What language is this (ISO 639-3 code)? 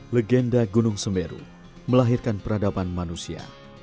ind